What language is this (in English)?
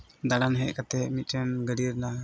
Santali